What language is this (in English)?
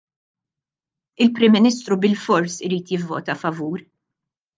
Maltese